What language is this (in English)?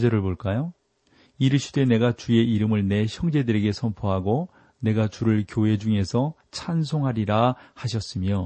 Korean